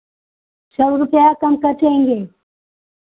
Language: Hindi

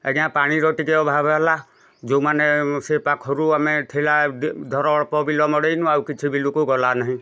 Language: Odia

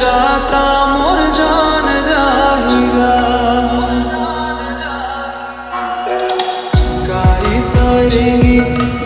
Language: Gujarati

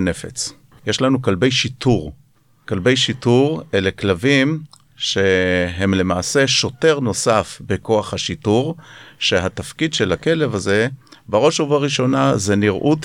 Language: Hebrew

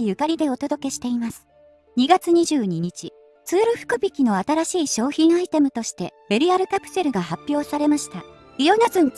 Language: Japanese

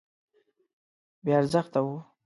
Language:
Pashto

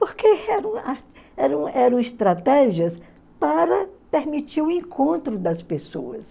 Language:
Portuguese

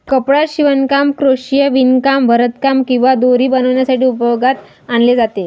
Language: Marathi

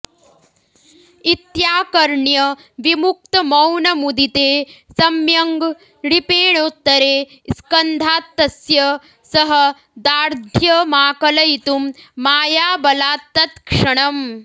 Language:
Sanskrit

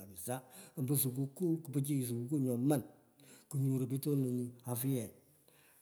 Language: Pökoot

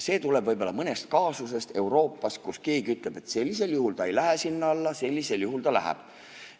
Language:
Estonian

